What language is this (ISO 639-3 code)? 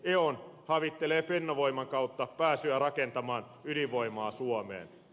fin